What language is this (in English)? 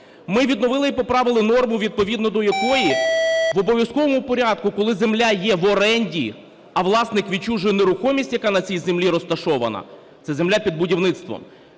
Ukrainian